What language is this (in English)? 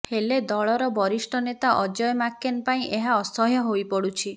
Odia